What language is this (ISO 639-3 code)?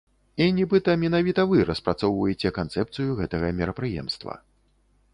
bel